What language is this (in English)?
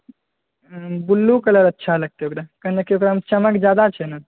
Maithili